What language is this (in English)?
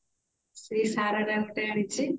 Odia